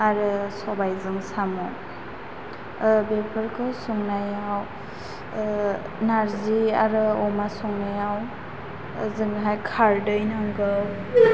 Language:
Bodo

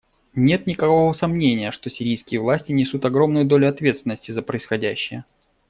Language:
Russian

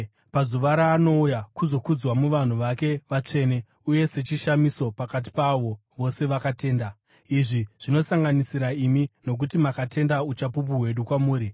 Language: Shona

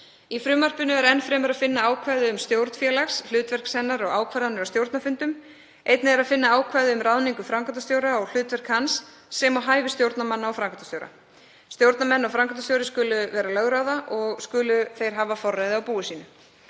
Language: Icelandic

